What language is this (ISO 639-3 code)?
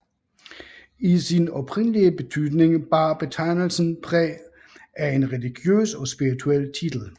dan